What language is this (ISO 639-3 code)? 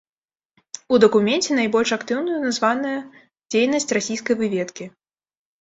bel